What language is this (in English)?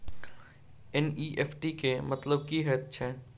Maithili